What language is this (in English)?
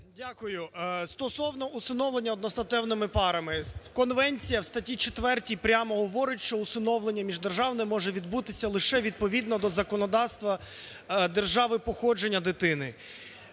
Ukrainian